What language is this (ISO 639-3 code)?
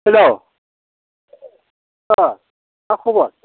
brx